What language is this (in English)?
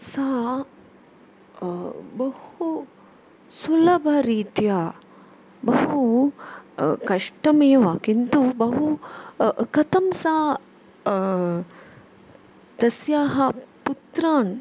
Sanskrit